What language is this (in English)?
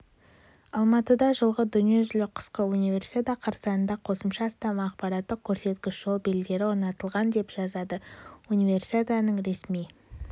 Kazakh